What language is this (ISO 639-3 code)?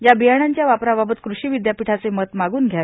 mar